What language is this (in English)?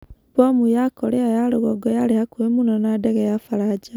Kikuyu